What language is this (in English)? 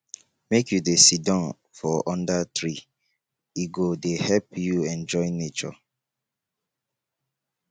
Nigerian Pidgin